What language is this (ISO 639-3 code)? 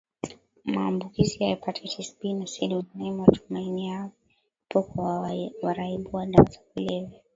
swa